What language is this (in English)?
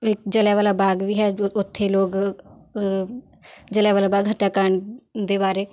Punjabi